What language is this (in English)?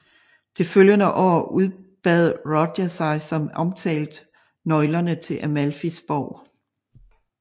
Danish